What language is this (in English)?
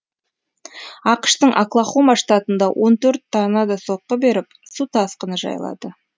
Kazakh